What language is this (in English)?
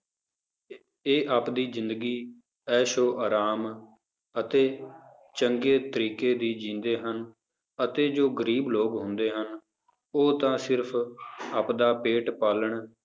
Punjabi